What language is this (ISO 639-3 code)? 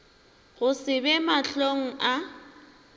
nso